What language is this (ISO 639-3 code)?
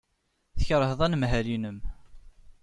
kab